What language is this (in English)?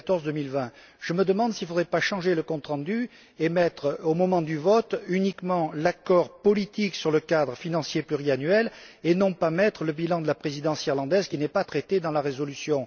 French